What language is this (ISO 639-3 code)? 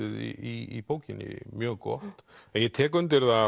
isl